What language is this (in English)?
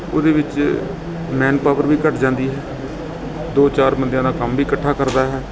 Punjabi